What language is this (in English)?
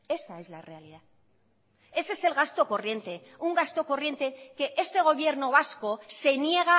Spanish